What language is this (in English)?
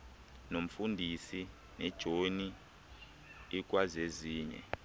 Xhosa